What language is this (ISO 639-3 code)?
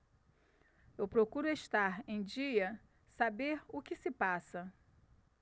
por